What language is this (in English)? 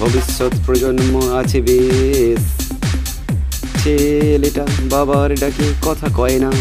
Bangla